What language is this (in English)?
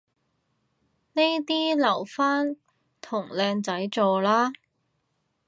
Cantonese